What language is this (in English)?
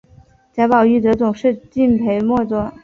Chinese